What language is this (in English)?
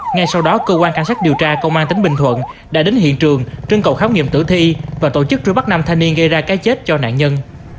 Vietnamese